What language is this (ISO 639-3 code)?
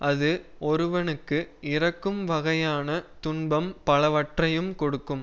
tam